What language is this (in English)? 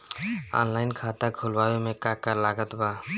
Bhojpuri